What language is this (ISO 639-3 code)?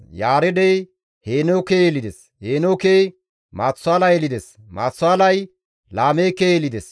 gmv